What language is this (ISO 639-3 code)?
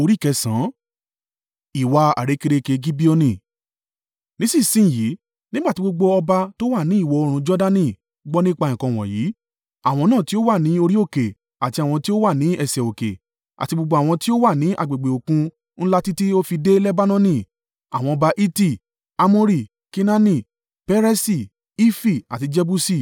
yor